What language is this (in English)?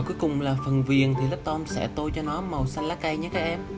Vietnamese